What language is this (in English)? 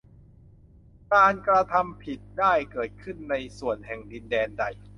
Thai